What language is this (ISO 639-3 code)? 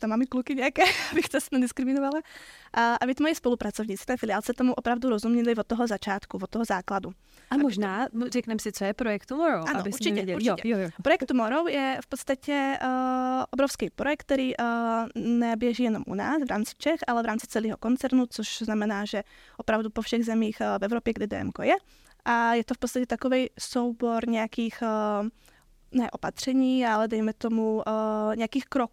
ces